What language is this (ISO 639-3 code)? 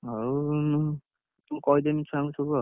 ori